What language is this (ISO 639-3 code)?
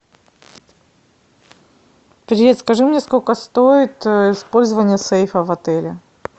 rus